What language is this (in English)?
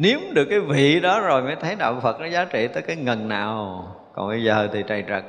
Vietnamese